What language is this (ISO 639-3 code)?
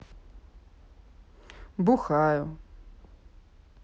rus